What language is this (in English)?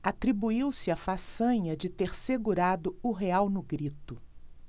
Portuguese